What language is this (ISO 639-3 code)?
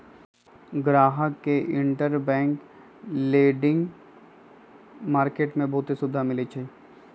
mag